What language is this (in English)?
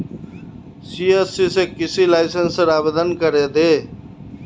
Magahi